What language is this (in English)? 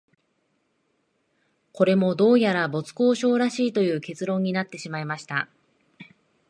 Japanese